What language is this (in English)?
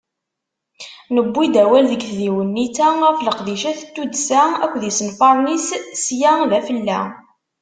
Kabyle